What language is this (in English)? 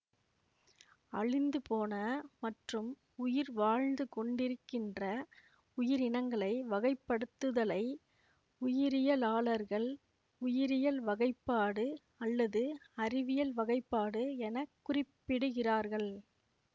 Tamil